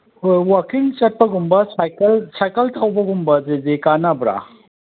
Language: Manipuri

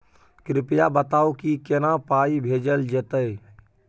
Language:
Maithili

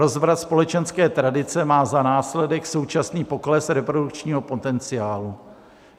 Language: Czech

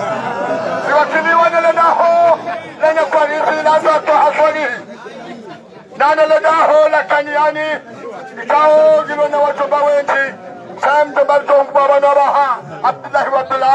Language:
Arabic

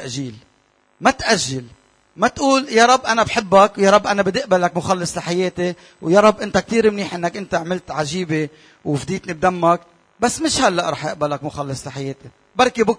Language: Arabic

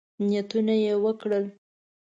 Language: Pashto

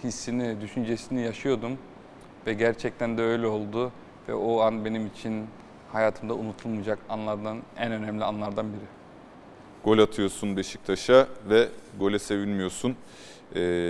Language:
Turkish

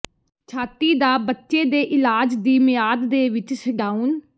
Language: Punjabi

